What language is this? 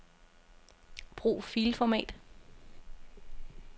Danish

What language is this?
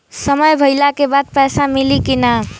Bhojpuri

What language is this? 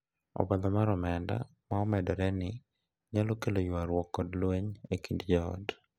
Luo (Kenya and Tanzania)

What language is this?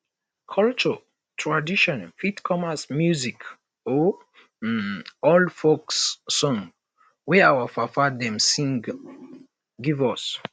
Nigerian Pidgin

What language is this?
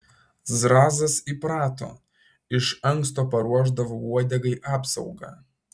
Lithuanian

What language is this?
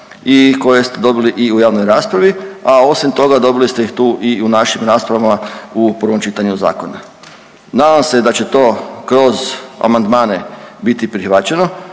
Croatian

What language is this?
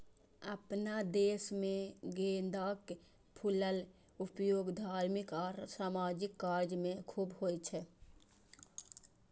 Maithili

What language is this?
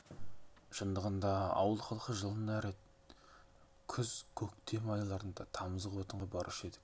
Kazakh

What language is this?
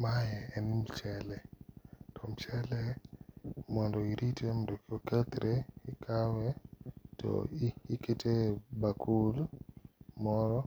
Luo (Kenya and Tanzania)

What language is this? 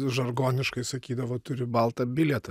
Lithuanian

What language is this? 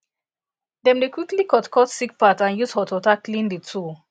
Nigerian Pidgin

